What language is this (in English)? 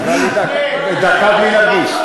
Hebrew